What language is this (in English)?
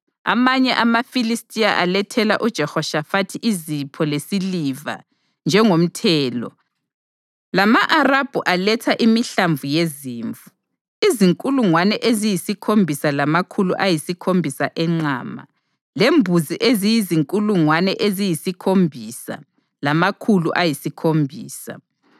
North Ndebele